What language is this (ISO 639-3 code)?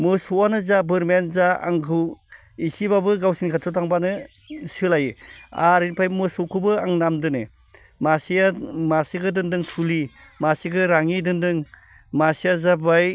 brx